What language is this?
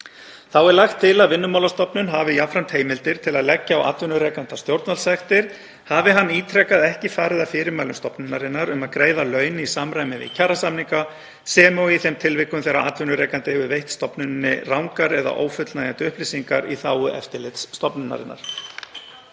Icelandic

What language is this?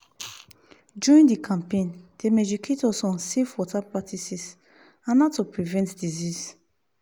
Nigerian Pidgin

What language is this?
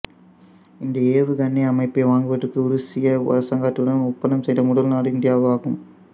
Tamil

